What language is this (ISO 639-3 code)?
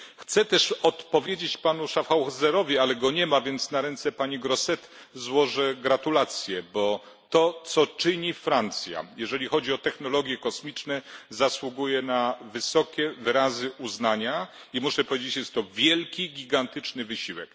pol